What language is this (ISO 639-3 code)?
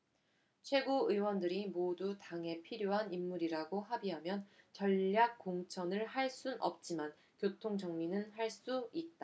kor